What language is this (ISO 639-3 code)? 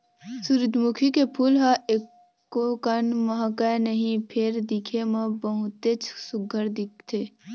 hne